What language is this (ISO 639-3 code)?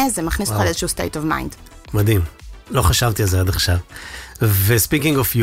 heb